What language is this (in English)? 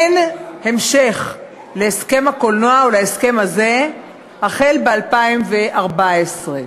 Hebrew